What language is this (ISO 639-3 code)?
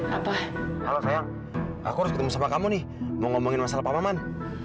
ind